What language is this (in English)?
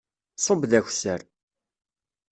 Kabyle